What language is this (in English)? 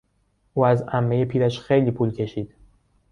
Persian